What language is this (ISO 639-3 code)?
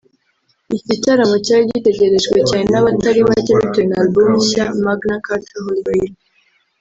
kin